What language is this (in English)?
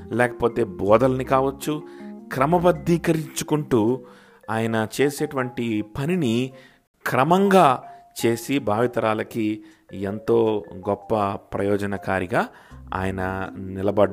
Telugu